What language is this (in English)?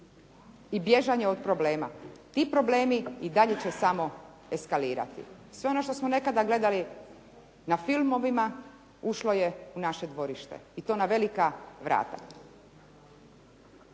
Croatian